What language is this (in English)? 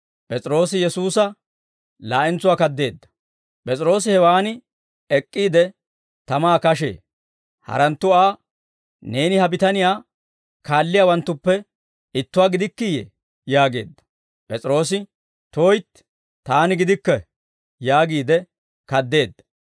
Dawro